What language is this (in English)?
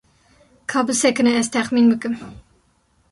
Kurdish